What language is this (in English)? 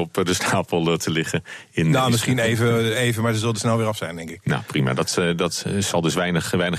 Dutch